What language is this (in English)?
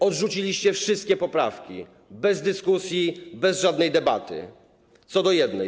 Polish